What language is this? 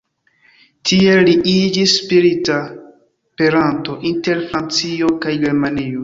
Esperanto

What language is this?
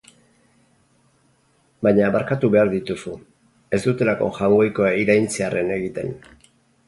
Basque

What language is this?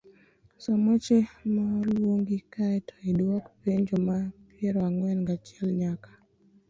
Luo (Kenya and Tanzania)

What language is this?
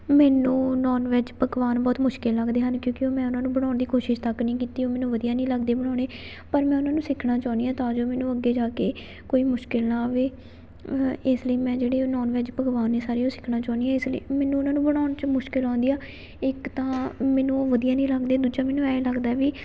Punjabi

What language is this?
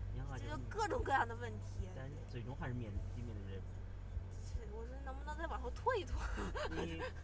Chinese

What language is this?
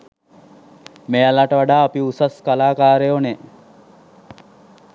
Sinhala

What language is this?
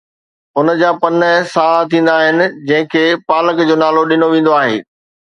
Sindhi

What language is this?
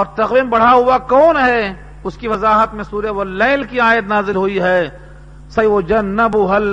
Urdu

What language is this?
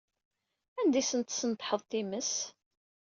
Kabyle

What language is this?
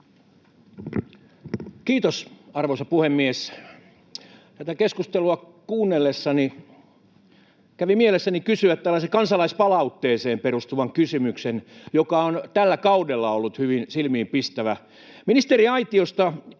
Finnish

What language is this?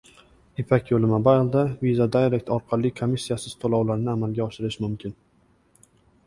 Uzbek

